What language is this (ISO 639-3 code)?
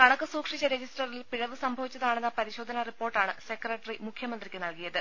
mal